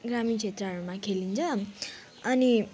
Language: Nepali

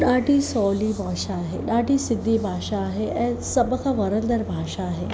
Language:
Sindhi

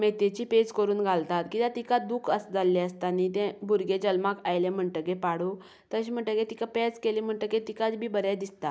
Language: Konkani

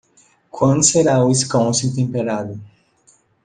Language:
Portuguese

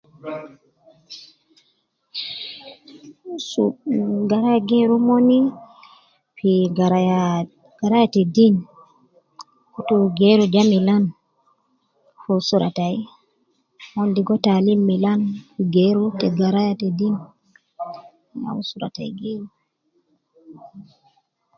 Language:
Nubi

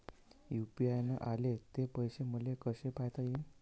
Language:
Marathi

